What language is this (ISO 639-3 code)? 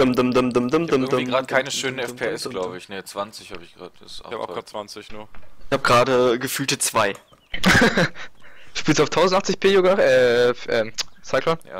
deu